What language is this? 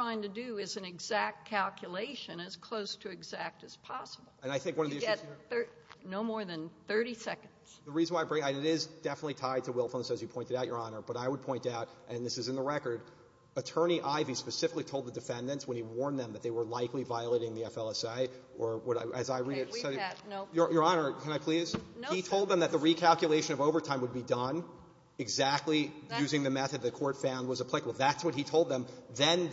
English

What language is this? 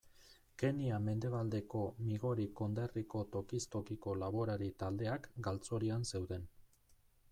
Basque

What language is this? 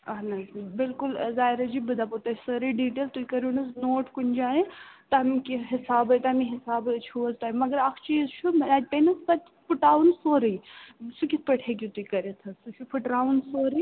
Kashmiri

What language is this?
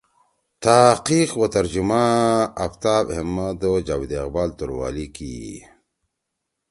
Torwali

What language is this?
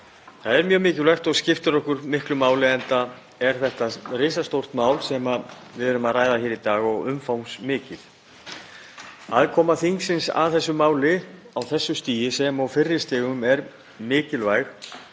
Icelandic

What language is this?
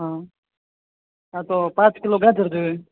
Gujarati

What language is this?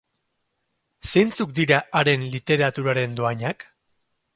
Basque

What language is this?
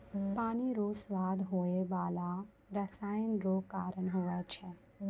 Maithili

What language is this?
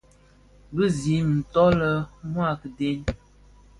Bafia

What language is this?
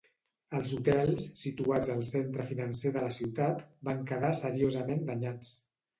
Catalan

